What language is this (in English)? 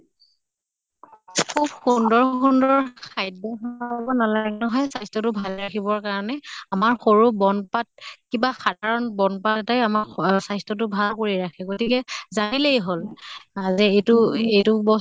Assamese